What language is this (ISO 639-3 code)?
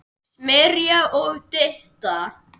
isl